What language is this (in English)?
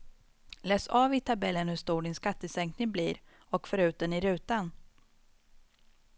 Swedish